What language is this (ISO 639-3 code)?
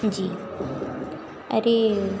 hin